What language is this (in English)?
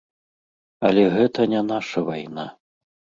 Belarusian